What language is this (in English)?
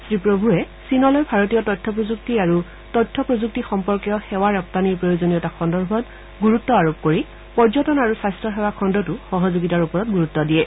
Assamese